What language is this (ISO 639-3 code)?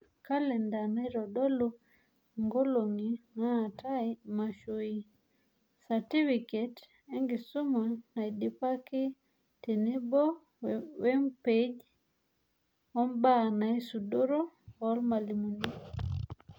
mas